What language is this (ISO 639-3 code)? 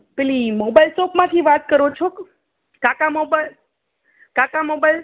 guj